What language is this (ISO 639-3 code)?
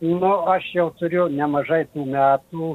lit